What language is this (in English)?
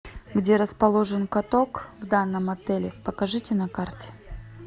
Russian